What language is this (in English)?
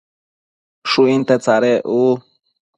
Matsés